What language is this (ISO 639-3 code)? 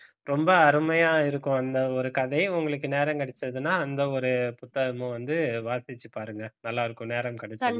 tam